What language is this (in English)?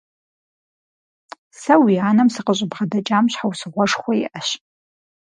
Kabardian